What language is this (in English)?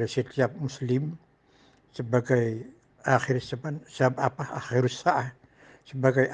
Indonesian